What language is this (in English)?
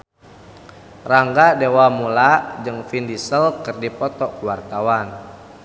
Sundanese